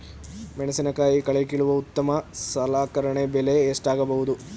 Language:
Kannada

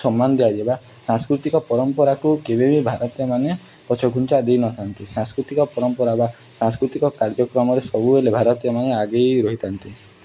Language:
Odia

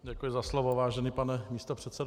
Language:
Czech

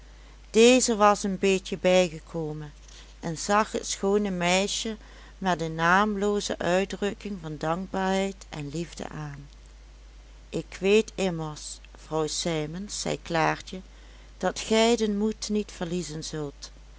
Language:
Dutch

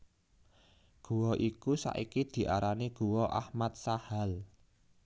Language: Javanese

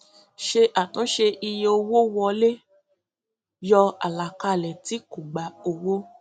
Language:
Yoruba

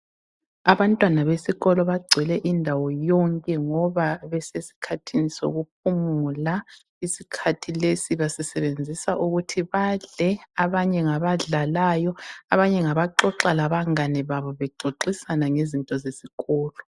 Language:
North Ndebele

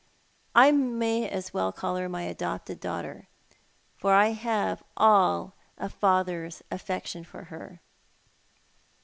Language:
English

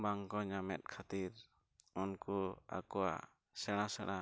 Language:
Santali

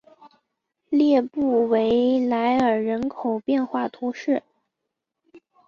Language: Chinese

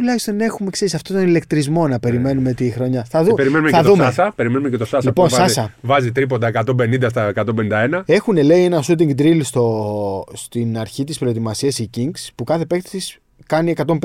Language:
Greek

